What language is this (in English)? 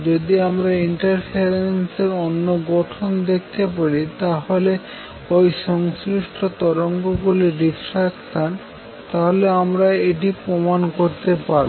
Bangla